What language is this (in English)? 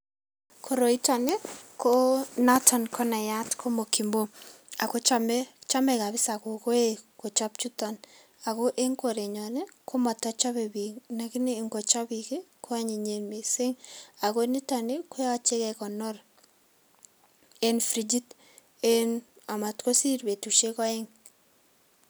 Kalenjin